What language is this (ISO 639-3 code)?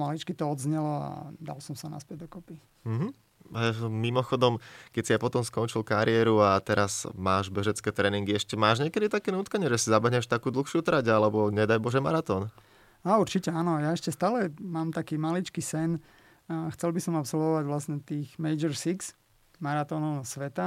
slk